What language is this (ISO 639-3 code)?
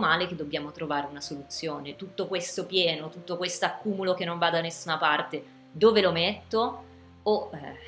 ita